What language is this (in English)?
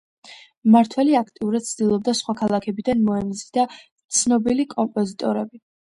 Georgian